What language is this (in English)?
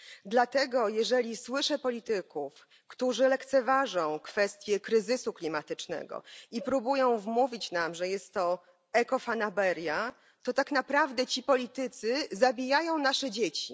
Polish